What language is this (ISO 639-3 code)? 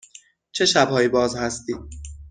fas